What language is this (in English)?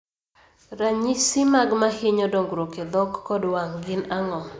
Luo (Kenya and Tanzania)